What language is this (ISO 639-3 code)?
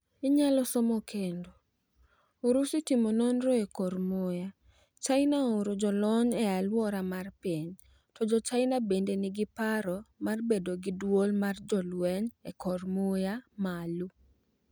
luo